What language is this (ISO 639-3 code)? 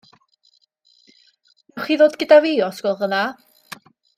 cym